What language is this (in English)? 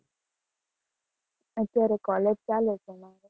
Gujarati